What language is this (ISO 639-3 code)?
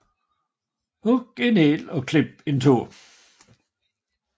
dan